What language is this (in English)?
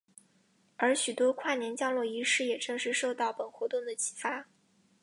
Chinese